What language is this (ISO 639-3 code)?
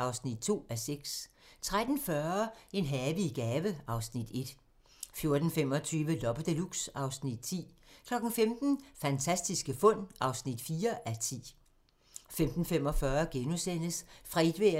dan